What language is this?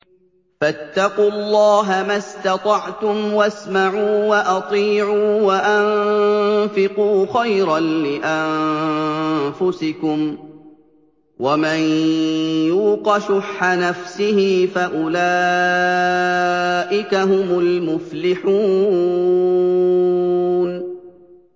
Arabic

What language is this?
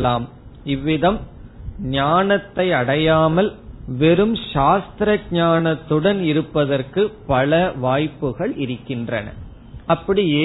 Tamil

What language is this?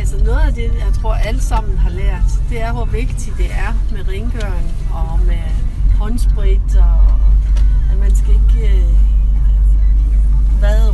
Danish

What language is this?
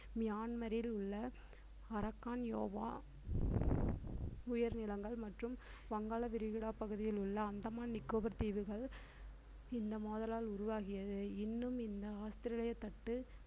Tamil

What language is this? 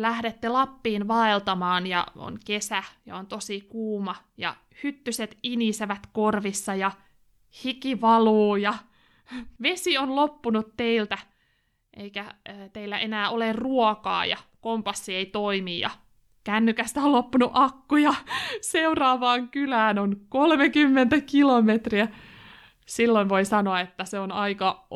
Finnish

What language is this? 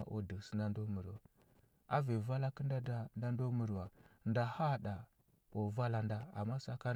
Huba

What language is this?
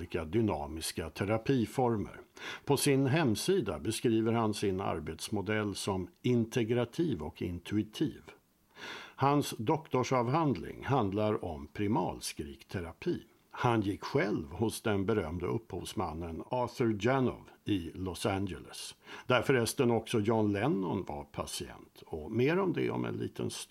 Swedish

